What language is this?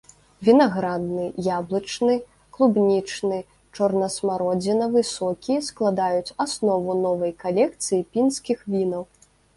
Belarusian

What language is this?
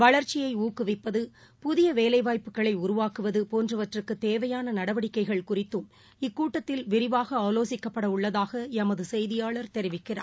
Tamil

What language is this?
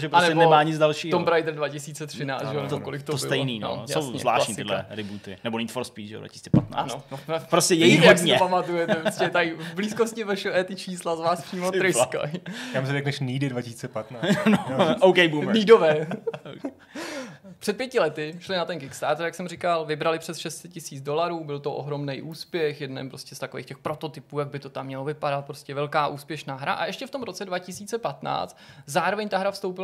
Czech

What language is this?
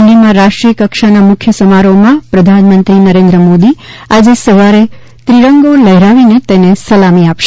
Gujarati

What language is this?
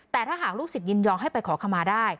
Thai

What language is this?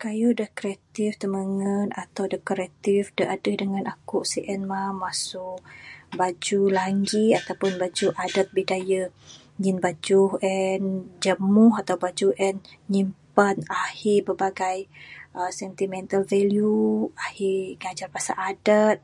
Bukar-Sadung Bidayuh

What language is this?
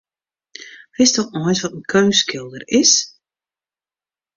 Western Frisian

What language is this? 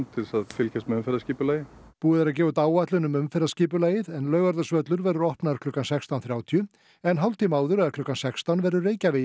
Icelandic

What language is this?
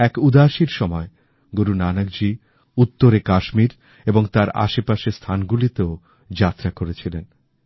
Bangla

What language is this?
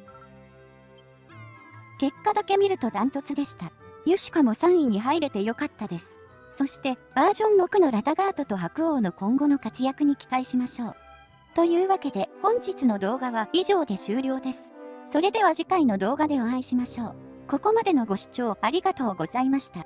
Japanese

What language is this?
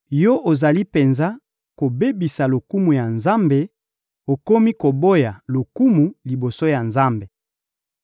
Lingala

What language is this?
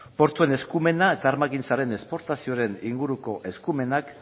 Basque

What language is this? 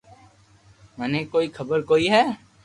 Loarki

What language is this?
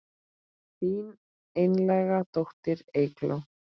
Icelandic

